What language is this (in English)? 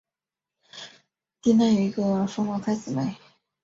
Chinese